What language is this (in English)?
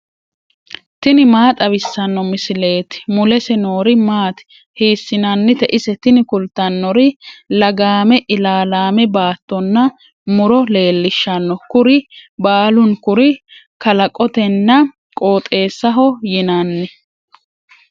Sidamo